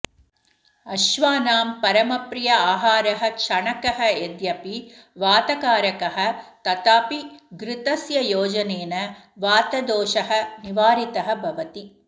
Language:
Sanskrit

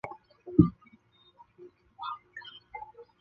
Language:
Chinese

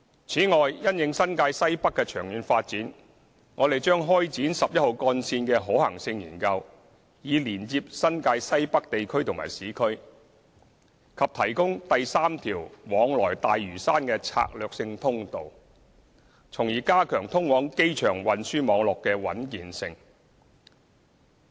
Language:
Cantonese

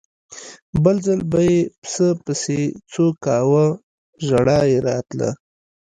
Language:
Pashto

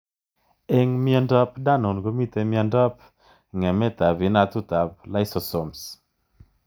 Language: Kalenjin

